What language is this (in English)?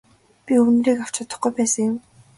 Mongolian